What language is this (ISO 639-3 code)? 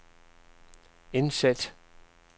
dan